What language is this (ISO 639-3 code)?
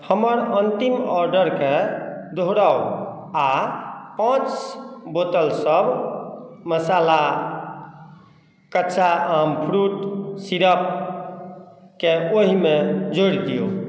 mai